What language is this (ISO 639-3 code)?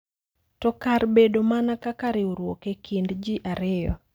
luo